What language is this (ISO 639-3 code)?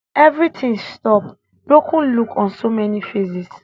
pcm